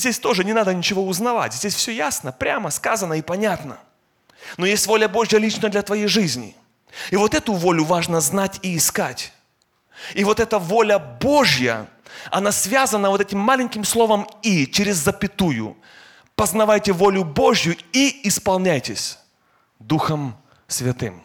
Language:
Russian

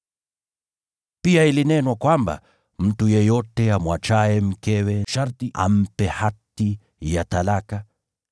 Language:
Swahili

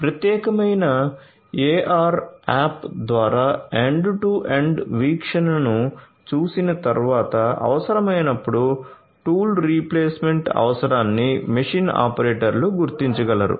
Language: Telugu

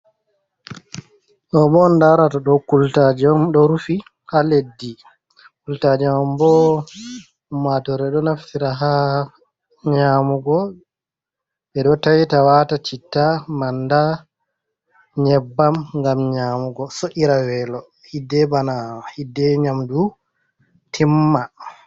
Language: Fula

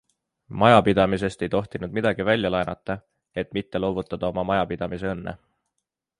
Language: Estonian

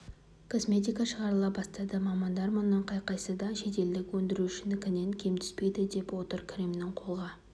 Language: Kazakh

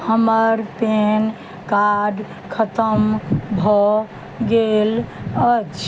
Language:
Maithili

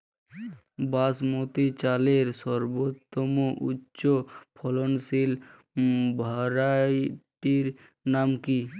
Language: Bangla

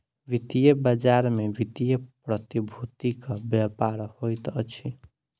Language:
Maithili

